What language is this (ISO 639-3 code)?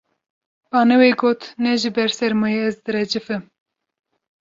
kur